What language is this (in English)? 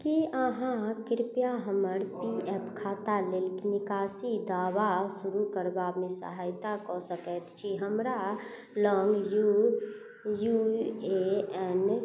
Maithili